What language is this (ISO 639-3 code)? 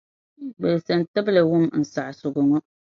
dag